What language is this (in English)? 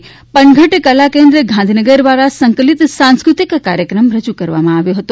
Gujarati